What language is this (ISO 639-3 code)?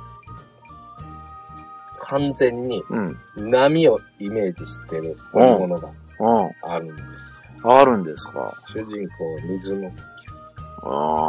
jpn